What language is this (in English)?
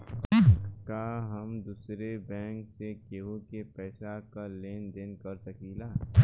Bhojpuri